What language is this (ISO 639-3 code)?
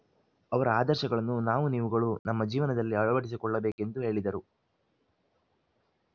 kan